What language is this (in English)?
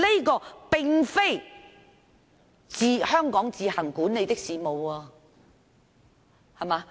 Cantonese